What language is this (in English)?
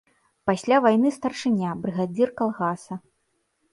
Belarusian